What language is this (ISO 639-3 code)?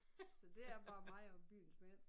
dan